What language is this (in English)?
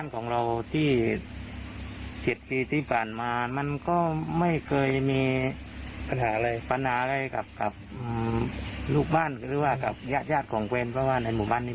Thai